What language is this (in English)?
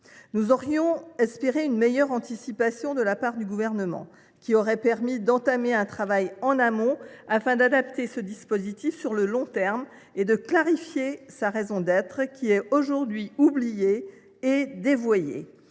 French